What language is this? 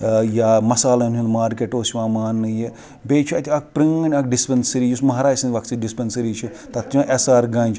Kashmiri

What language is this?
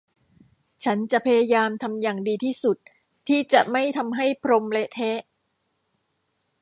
Thai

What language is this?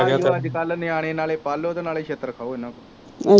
Punjabi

